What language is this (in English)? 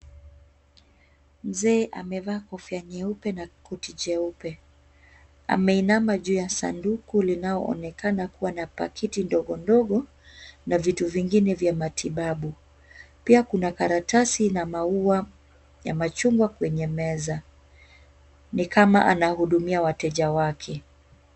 Swahili